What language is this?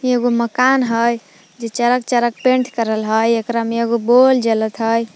Magahi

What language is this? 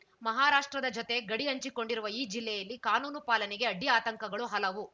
Kannada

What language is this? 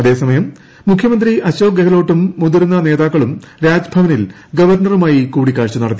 Malayalam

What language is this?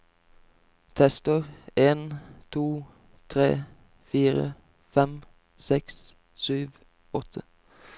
Norwegian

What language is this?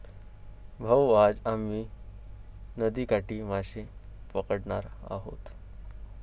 Marathi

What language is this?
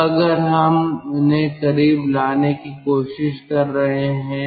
Hindi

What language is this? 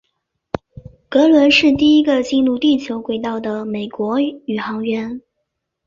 Chinese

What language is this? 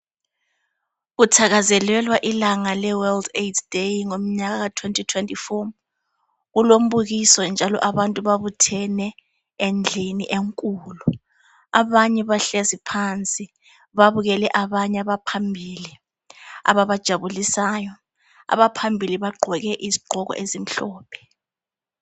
North Ndebele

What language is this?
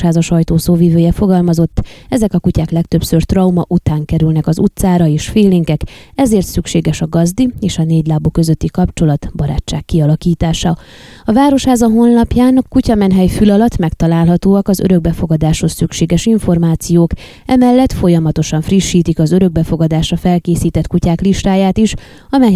Hungarian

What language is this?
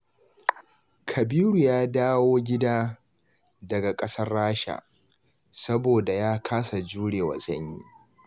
Hausa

